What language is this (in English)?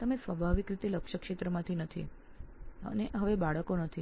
Gujarati